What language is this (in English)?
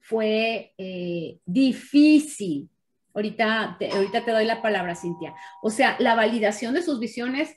Spanish